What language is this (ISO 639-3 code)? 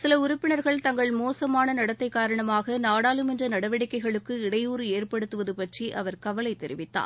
tam